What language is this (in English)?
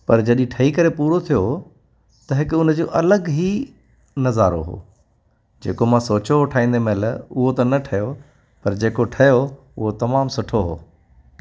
Sindhi